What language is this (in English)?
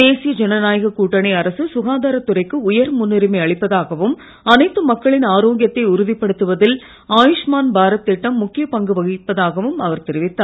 Tamil